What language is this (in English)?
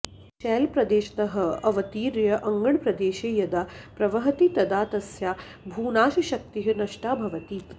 Sanskrit